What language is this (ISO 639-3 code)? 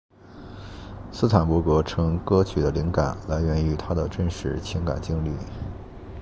zho